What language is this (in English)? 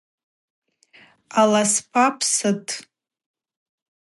Abaza